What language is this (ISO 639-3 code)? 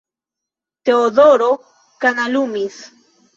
epo